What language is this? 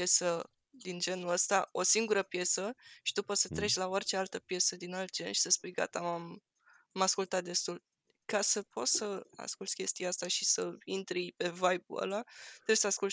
Romanian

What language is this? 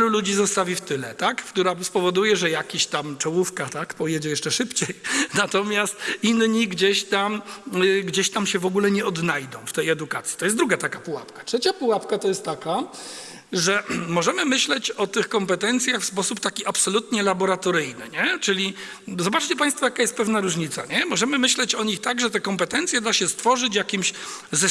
Polish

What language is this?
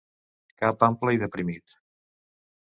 Catalan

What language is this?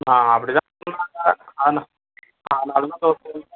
Tamil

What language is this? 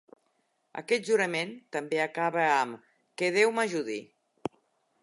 Catalan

